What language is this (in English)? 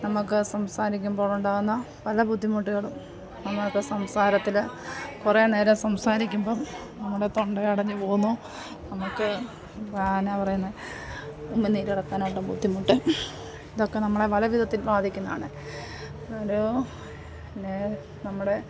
Malayalam